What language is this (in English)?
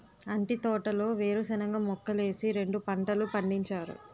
Telugu